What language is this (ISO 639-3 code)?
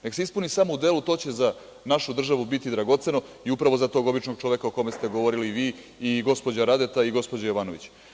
srp